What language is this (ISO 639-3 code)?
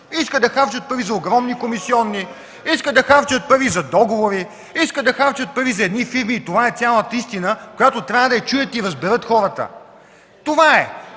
bul